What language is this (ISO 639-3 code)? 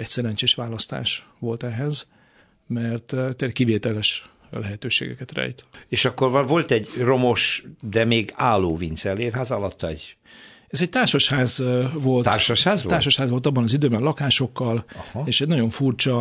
hun